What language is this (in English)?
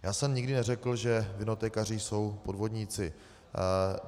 Czech